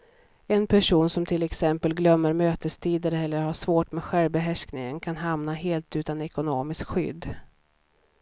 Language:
Swedish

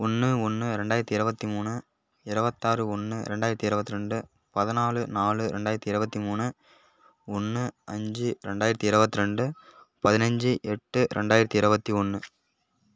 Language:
Tamil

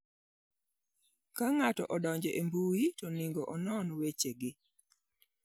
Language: Luo (Kenya and Tanzania)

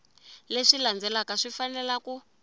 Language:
Tsonga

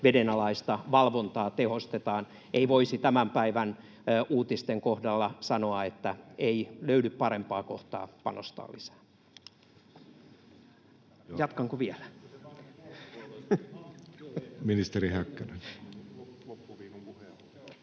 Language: Finnish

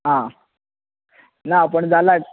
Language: Konkani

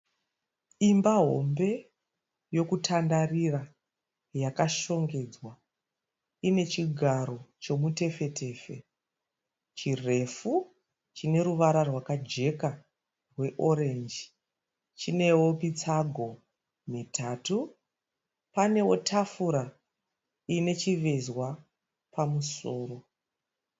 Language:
Shona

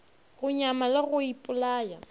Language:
Northern Sotho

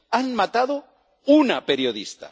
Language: Spanish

